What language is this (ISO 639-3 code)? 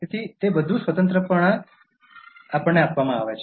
guj